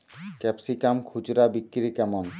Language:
Bangla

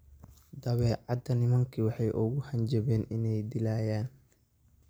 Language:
Somali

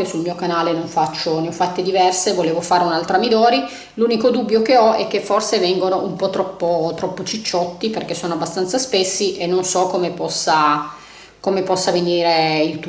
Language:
Italian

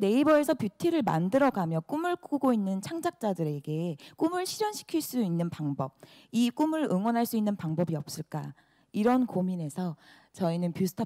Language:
Korean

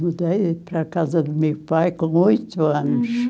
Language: Portuguese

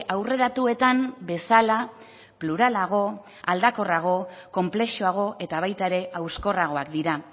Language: Basque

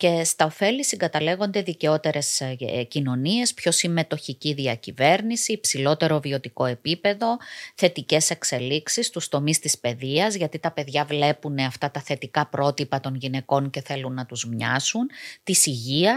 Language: Greek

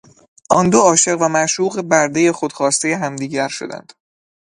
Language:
Persian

